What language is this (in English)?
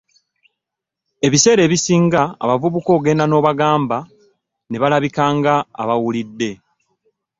Ganda